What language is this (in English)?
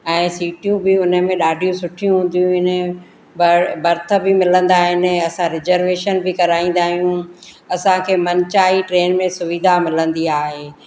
Sindhi